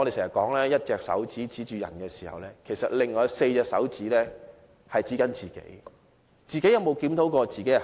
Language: Cantonese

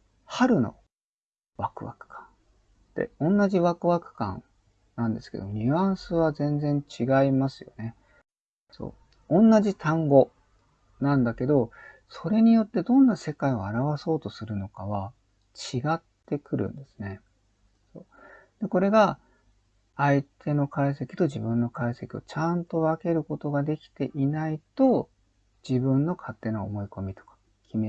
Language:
Japanese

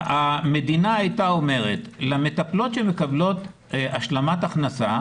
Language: Hebrew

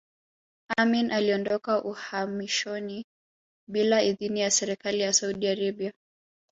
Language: Swahili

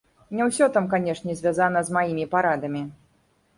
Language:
Belarusian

